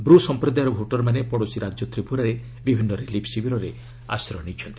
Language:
Odia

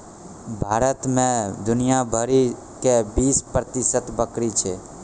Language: Maithili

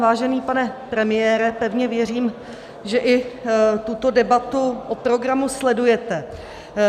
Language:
Czech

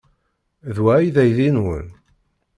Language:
Kabyle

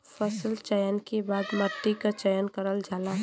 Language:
Bhojpuri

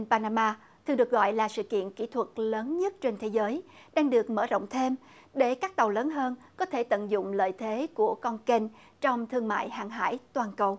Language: Vietnamese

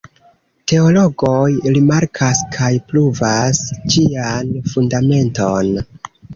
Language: Esperanto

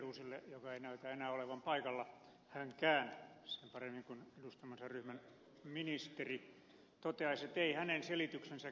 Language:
Finnish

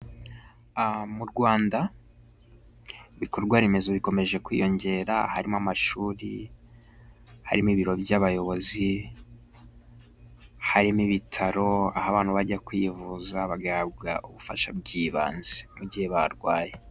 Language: Kinyarwanda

